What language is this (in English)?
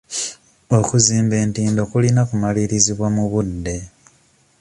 Ganda